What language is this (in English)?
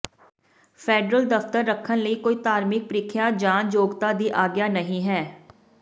Punjabi